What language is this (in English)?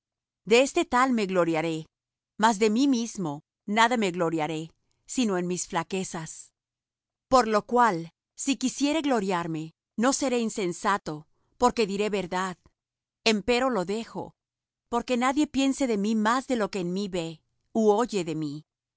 Spanish